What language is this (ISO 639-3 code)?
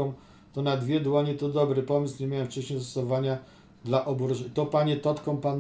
pol